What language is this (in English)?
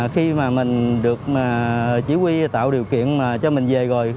Vietnamese